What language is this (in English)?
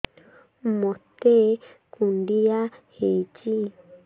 Odia